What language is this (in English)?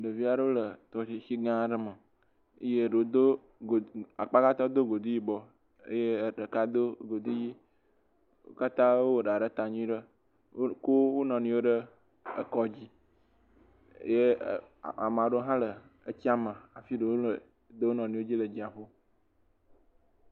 Ewe